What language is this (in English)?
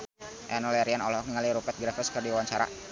Sundanese